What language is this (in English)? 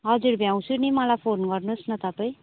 Nepali